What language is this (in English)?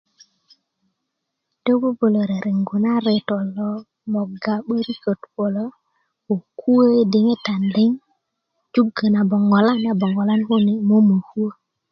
Kuku